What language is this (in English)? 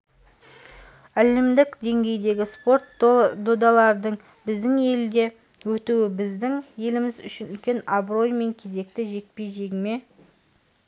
Kazakh